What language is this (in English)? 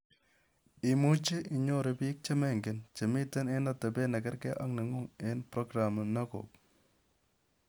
Kalenjin